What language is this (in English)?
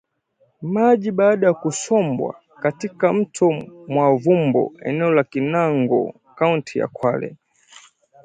Swahili